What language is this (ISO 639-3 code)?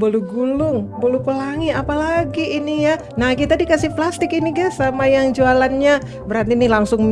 ind